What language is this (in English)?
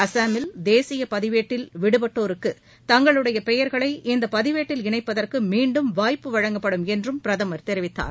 Tamil